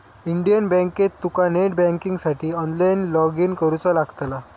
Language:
Marathi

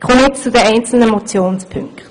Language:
Swiss German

